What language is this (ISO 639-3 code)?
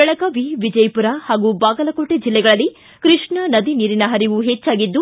kan